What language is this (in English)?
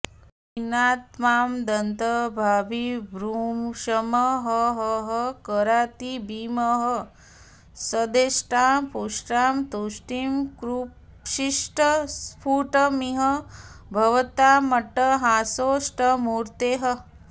Sanskrit